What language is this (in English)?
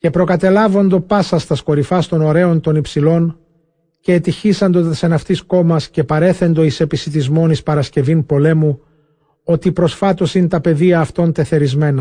Greek